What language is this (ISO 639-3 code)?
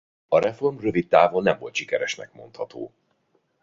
hun